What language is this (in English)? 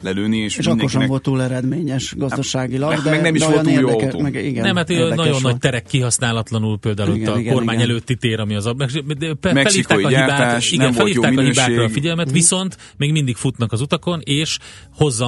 Hungarian